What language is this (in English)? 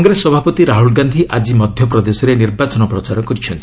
Odia